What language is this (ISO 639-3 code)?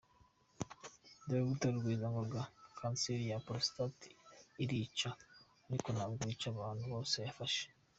kin